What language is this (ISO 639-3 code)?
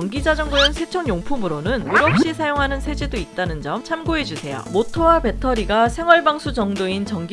kor